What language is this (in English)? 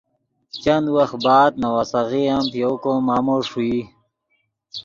Yidgha